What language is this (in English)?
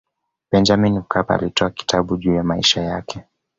Swahili